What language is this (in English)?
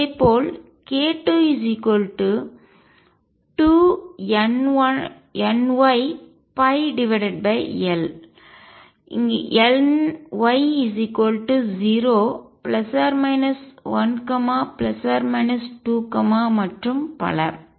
Tamil